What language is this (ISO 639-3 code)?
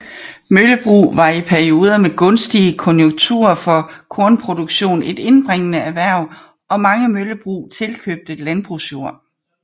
dan